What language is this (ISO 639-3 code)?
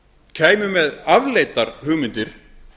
isl